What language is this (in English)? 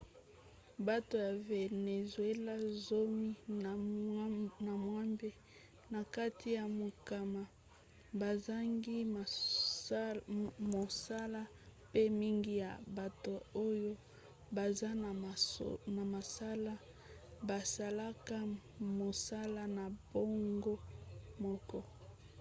Lingala